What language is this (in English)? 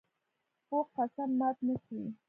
Pashto